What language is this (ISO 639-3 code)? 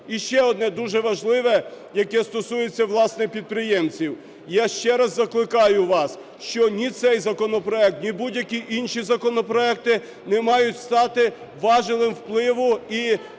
ukr